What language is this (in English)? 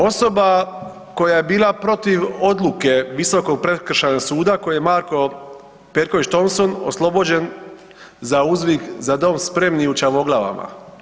Croatian